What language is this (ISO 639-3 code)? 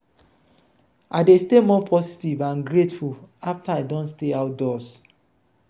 pcm